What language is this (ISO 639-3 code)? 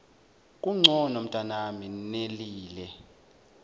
zul